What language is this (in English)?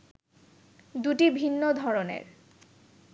Bangla